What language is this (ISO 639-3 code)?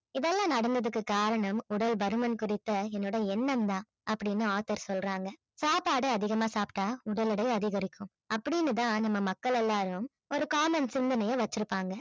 tam